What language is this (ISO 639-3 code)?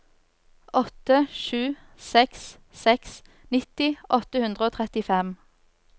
nor